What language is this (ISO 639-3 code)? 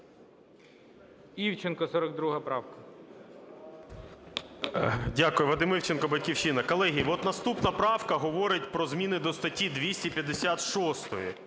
ukr